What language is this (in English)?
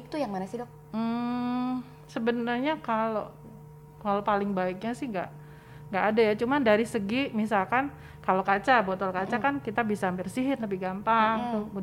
Indonesian